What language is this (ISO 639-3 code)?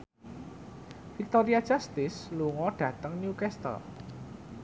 jav